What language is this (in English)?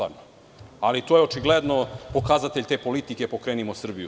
Serbian